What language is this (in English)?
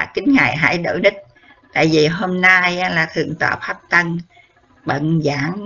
Vietnamese